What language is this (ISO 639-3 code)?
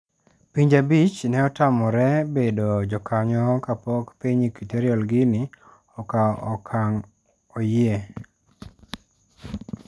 luo